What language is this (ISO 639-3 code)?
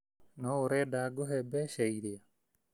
kik